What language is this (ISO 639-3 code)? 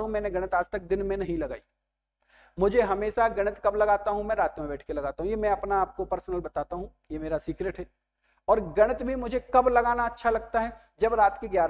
hin